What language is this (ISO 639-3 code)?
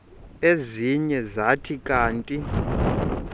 xho